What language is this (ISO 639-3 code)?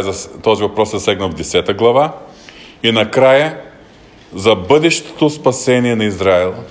bul